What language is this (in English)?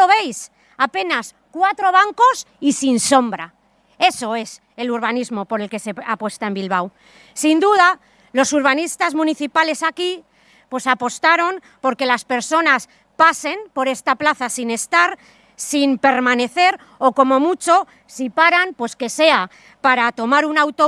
Spanish